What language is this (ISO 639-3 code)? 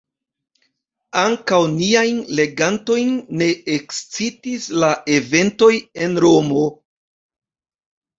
epo